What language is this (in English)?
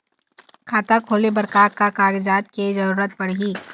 Chhattisgarhi